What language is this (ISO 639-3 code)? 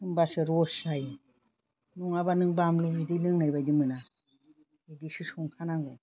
brx